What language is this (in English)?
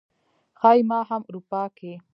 Pashto